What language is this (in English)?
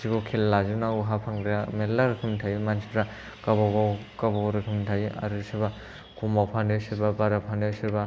Bodo